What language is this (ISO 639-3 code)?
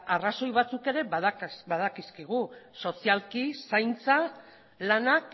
eus